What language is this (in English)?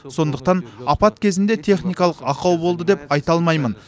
Kazakh